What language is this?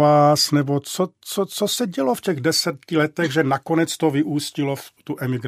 Czech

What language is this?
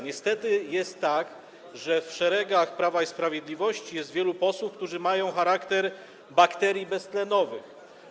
Polish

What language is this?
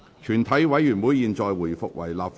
Cantonese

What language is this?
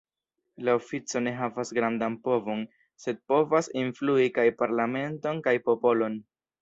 Esperanto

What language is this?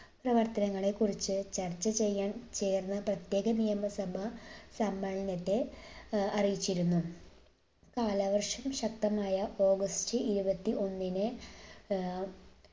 Malayalam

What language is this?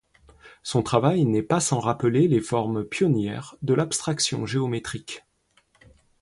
French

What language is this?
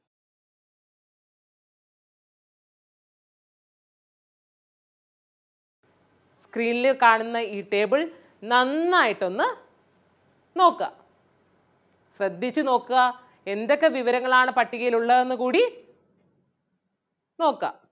Malayalam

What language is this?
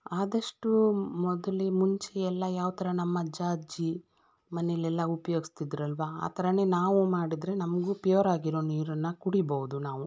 Kannada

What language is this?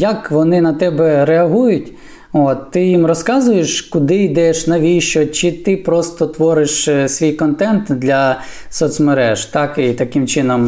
Ukrainian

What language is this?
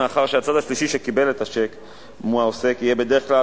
Hebrew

